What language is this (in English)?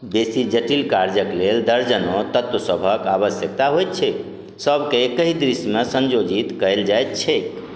Maithili